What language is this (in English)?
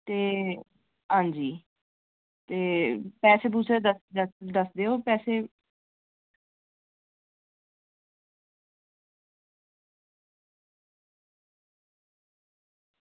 Dogri